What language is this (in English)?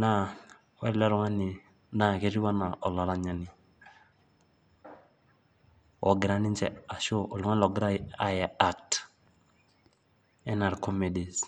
Masai